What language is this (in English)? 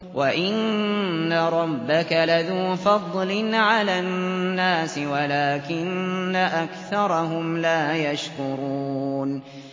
Arabic